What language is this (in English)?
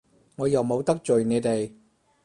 Cantonese